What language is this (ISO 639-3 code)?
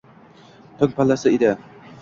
uzb